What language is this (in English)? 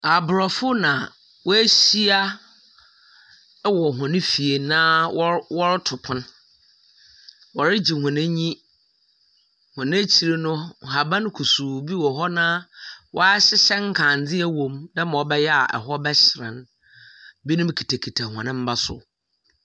Akan